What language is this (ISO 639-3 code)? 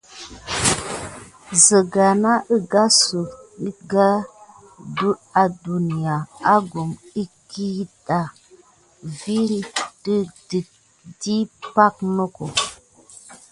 gid